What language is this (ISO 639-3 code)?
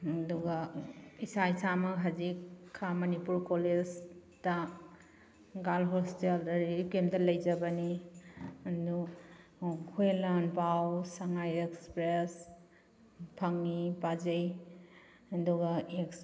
mni